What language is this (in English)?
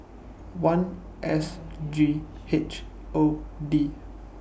English